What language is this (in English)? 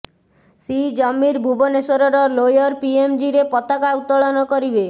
Odia